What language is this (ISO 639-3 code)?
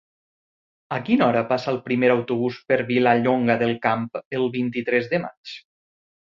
cat